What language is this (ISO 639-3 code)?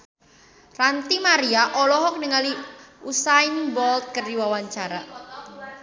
sun